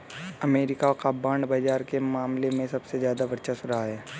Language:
Hindi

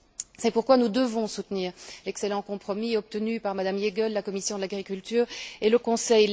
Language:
French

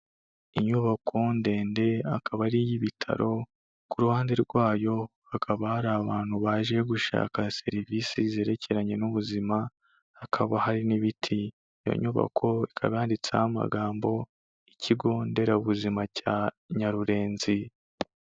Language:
Kinyarwanda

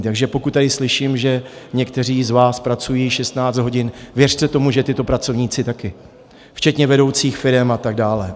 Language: Czech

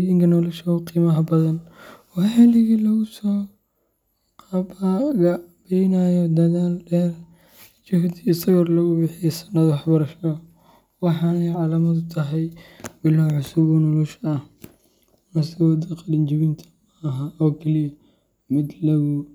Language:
Somali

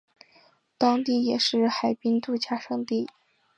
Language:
Chinese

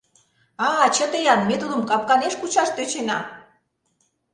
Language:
Mari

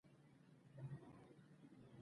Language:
Pashto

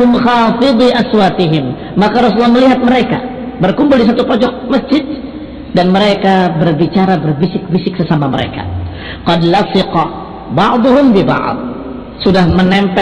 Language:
Indonesian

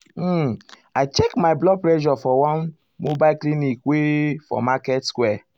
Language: Nigerian Pidgin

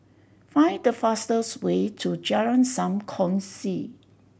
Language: English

